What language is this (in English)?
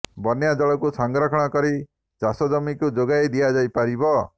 Odia